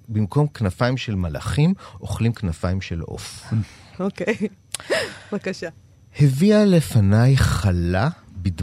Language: Hebrew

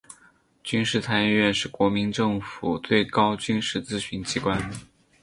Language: Chinese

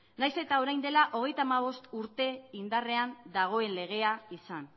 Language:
Basque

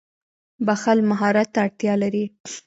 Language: Pashto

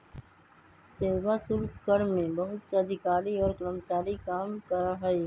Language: Magahi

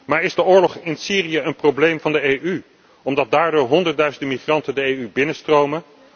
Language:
Dutch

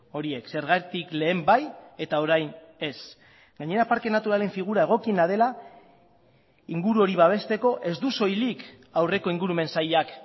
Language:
Basque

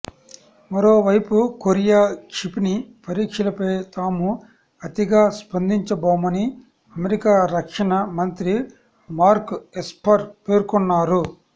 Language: Telugu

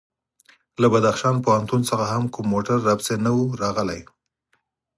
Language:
Pashto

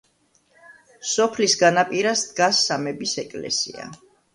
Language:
Georgian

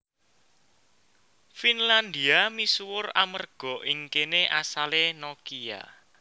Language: Javanese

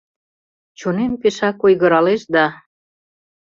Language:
Mari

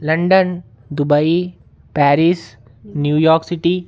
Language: Dogri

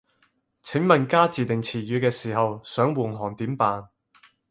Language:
Cantonese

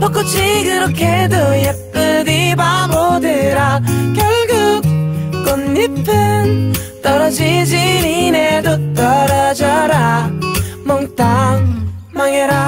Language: Korean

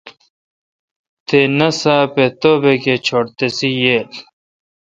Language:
Kalkoti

